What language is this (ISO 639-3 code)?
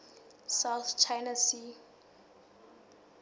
sot